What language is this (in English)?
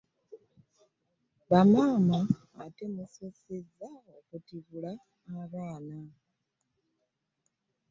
Ganda